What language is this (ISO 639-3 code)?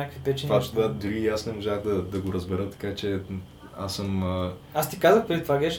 bul